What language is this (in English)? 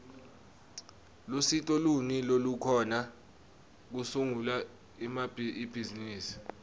Swati